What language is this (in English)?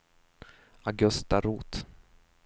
Swedish